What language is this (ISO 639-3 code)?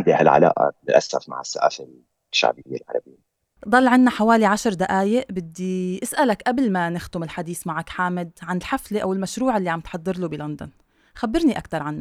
ara